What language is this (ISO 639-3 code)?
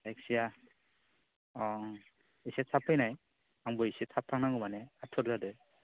brx